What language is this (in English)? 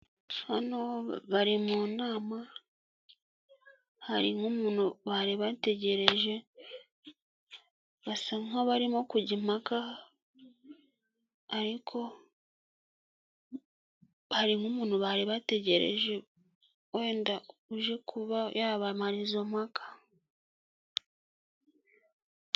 Kinyarwanda